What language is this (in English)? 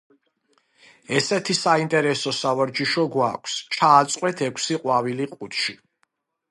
Georgian